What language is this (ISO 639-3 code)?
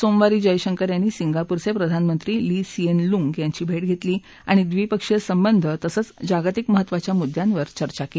mar